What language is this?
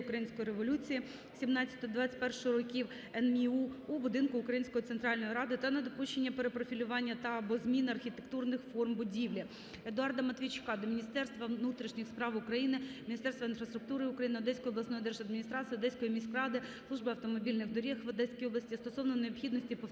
Ukrainian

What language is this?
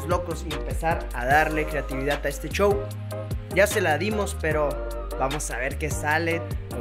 Spanish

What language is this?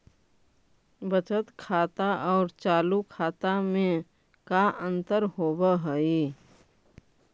Magahi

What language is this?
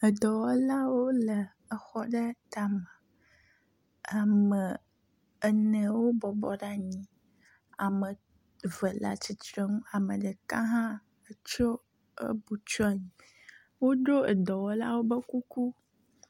Ewe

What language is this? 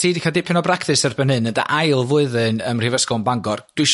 Welsh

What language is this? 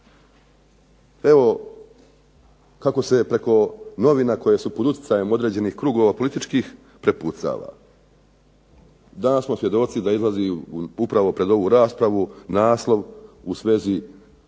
Croatian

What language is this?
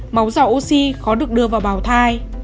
Vietnamese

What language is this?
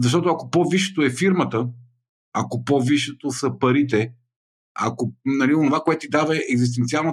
Bulgarian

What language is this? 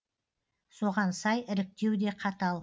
Kazakh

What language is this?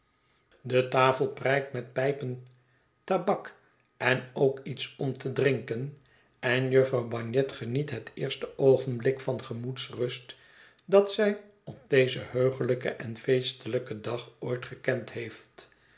Dutch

